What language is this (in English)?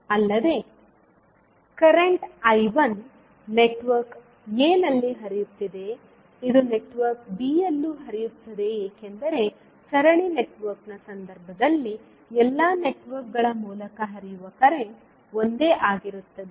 Kannada